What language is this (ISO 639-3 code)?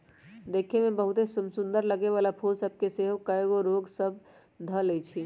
mag